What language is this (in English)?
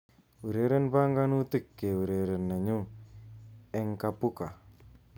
Kalenjin